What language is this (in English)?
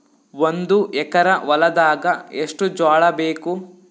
Kannada